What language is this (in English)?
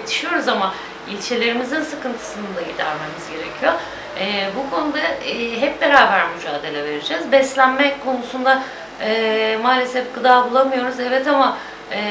Turkish